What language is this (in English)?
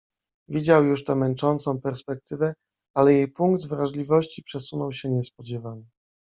Polish